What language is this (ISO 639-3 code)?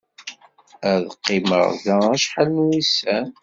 kab